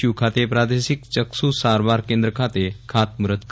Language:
Gujarati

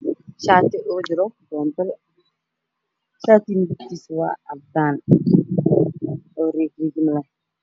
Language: Somali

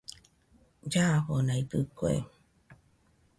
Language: Nüpode Huitoto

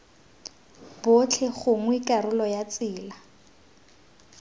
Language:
Tswana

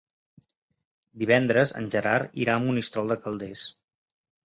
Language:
Catalan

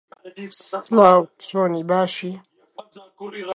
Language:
Central Kurdish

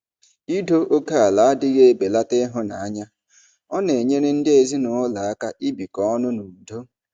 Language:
Igbo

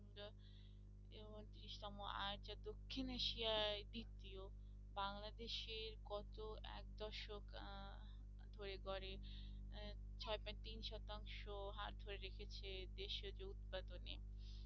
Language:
Bangla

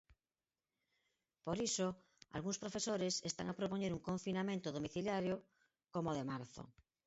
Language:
Galician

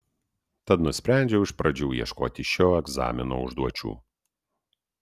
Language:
Lithuanian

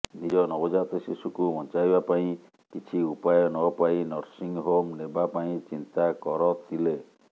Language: Odia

